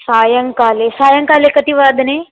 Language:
Sanskrit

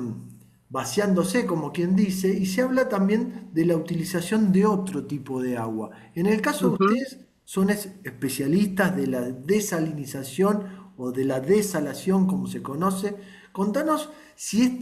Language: Spanish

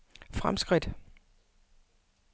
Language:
Danish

